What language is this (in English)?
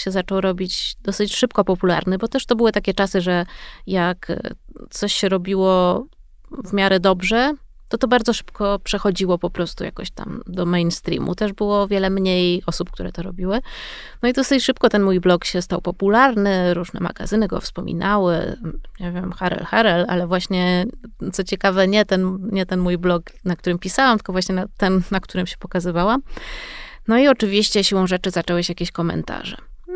Polish